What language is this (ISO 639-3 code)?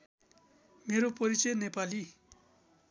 nep